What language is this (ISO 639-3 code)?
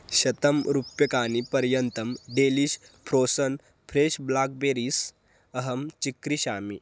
san